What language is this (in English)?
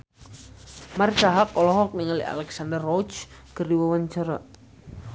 Sundanese